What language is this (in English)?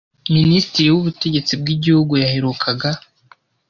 Kinyarwanda